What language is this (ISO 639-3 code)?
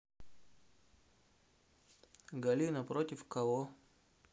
rus